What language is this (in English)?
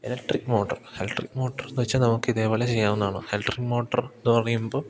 Malayalam